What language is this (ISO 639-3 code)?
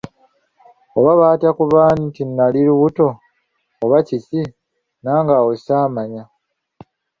lug